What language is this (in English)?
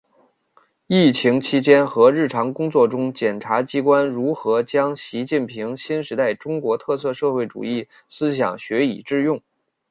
Chinese